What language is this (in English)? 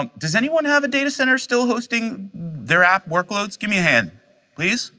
English